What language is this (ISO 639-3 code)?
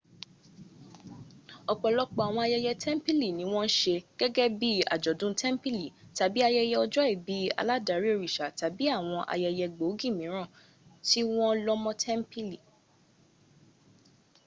yor